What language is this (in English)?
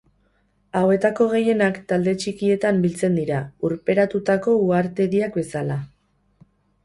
Basque